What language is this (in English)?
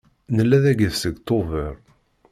Kabyle